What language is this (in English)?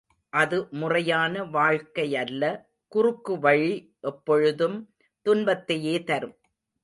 Tamil